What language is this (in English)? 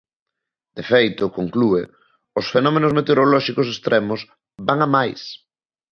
Galician